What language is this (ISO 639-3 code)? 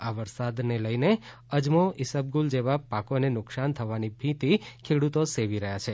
guj